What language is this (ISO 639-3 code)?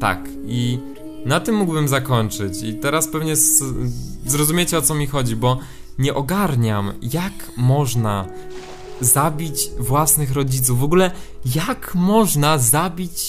pol